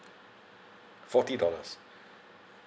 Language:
English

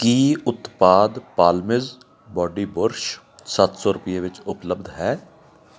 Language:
Punjabi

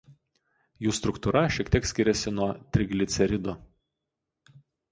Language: Lithuanian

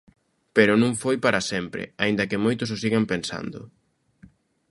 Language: Galician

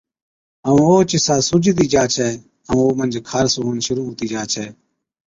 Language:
Od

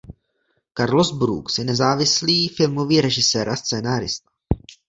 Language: Czech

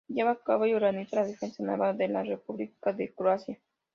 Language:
Spanish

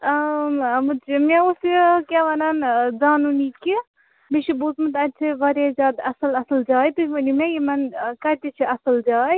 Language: Kashmiri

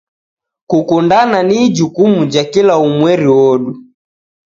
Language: Taita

